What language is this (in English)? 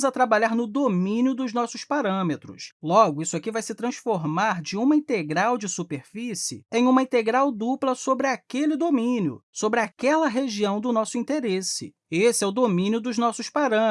Portuguese